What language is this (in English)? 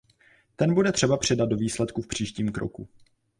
Czech